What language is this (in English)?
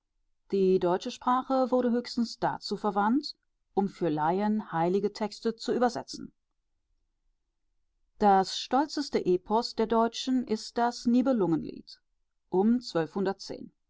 German